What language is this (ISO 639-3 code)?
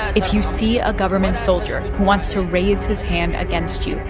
eng